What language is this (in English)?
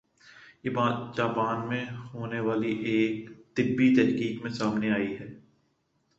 Urdu